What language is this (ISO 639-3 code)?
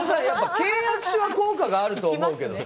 jpn